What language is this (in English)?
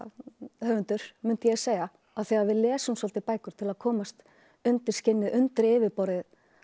Icelandic